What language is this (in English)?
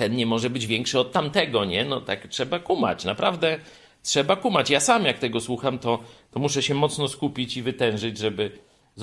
Polish